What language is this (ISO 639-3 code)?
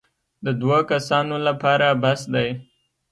pus